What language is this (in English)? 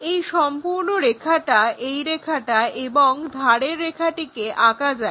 Bangla